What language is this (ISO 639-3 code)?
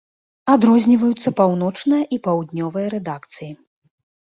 bel